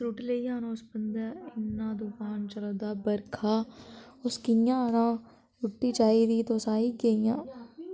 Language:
Dogri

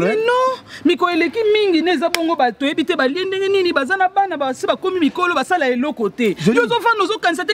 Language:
French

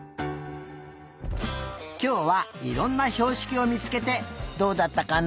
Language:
Japanese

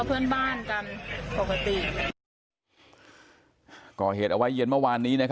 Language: Thai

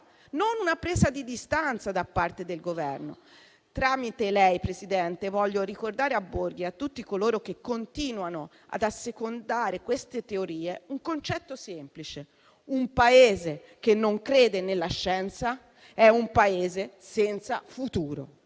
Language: Italian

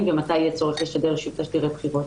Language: Hebrew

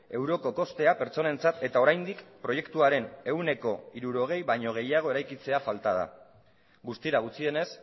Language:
Basque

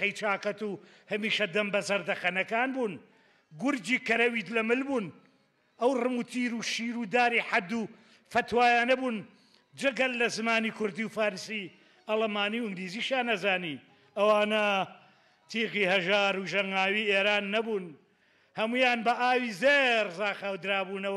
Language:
Arabic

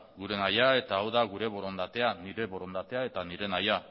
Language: Basque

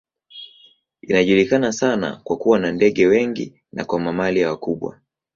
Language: Swahili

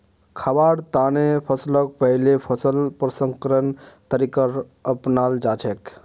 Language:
Magahi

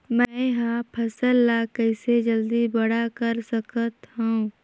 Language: Chhattisgarhi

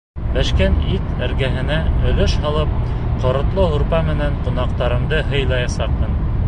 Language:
Bashkir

